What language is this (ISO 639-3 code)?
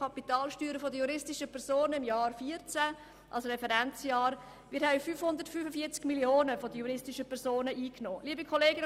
gsw